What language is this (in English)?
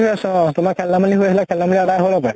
Assamese